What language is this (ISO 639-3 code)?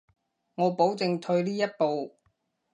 yue